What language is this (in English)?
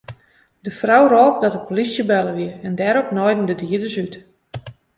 Western Frisian